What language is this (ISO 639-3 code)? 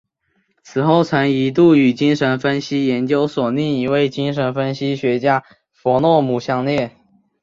zho